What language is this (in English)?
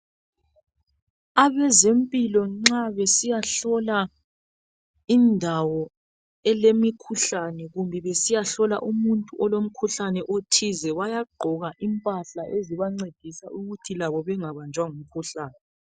North Ndebele